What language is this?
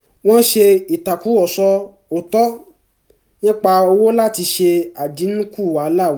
Yoruba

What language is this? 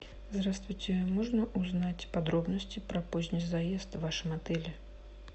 Russian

